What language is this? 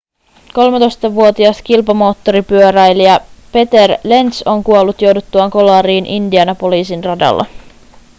Finnish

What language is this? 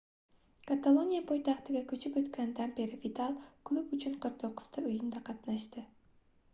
Uzbek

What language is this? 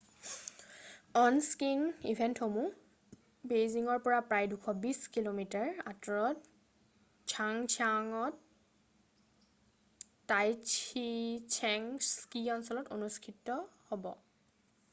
Assamese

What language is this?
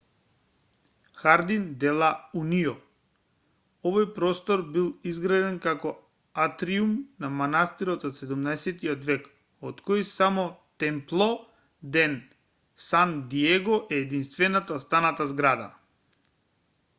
Macedonian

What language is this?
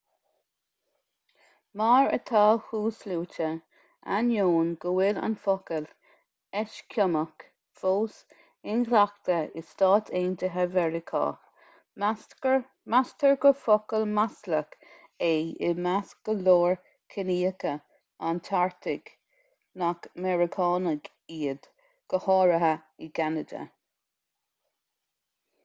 Irish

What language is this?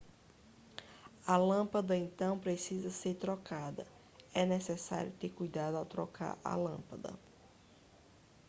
Portuguese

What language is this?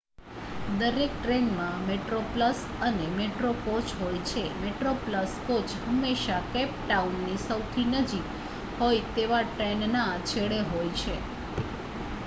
Gujarati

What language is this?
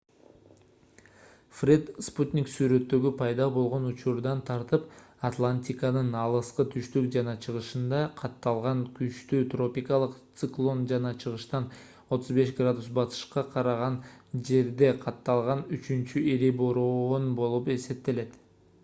Kyrgyz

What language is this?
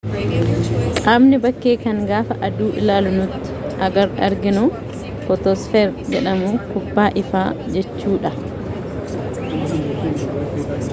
Oromo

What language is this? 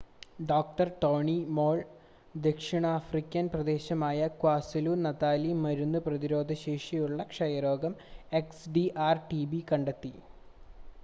Malayalam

